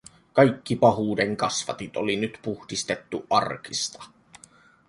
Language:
Finnish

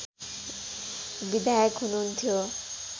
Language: Nepali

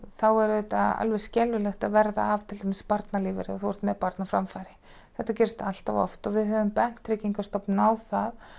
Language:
Icelandic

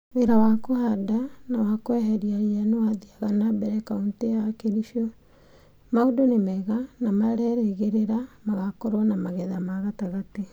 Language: Kikuyu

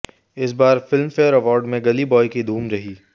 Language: Hindi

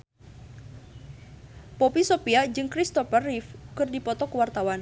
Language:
Sundanese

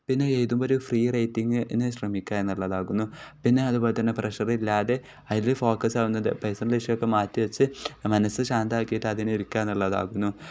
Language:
Malayalam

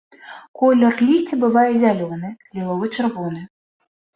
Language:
Belarusian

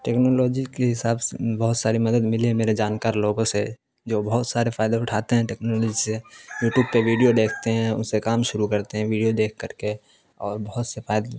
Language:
Urdu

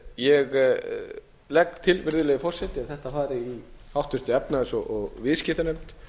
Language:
Icelandic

